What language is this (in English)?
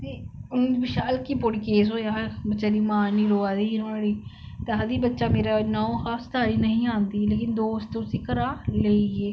Dogri